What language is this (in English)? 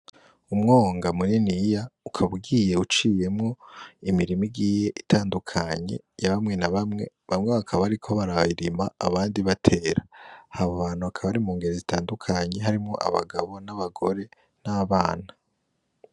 Rundi